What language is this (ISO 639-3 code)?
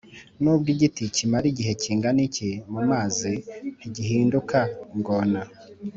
kin